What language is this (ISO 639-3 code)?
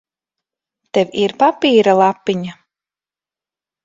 lav